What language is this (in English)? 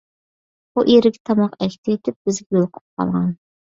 Uyghur